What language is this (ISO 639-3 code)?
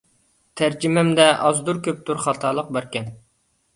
uig